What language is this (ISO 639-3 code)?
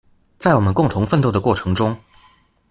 zho